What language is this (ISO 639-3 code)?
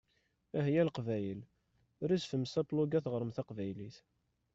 kab